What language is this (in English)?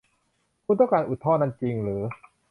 Thai